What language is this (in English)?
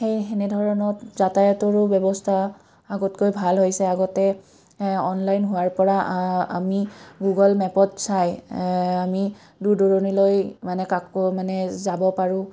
Assamese